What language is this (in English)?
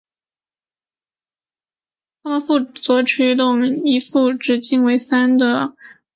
Chinese